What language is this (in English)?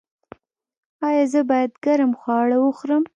Pashto